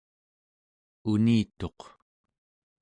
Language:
Central Yupik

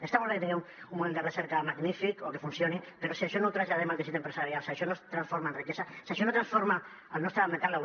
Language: Catalan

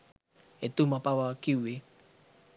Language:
Sinhala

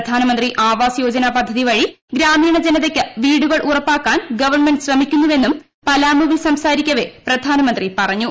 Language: Malayalam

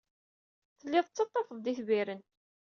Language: Kabyle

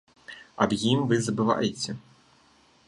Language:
Belarusian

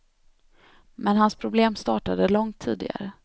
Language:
Swedish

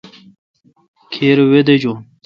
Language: Kalkoti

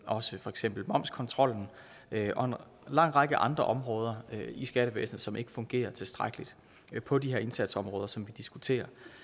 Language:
Danish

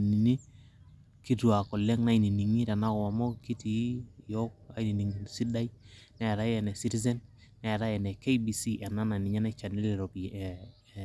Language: Masai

